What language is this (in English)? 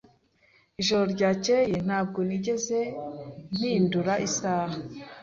Kinyarwanda